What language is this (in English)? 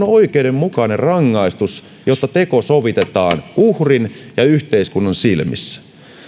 Finnish